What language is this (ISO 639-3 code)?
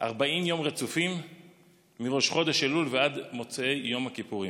heb